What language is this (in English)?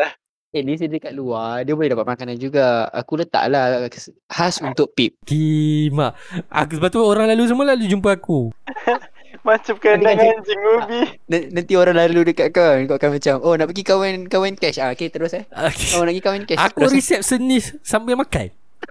Malay